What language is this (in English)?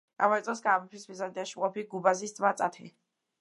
Georgian